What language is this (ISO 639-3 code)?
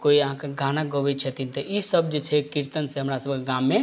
mai